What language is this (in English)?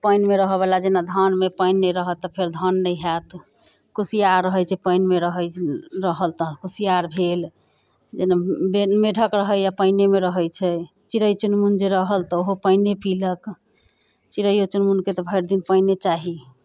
Maithili